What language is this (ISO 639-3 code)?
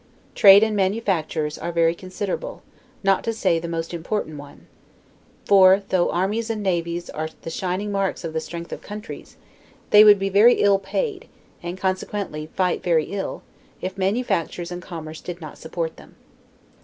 eng